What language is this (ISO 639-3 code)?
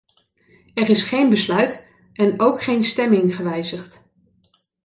nld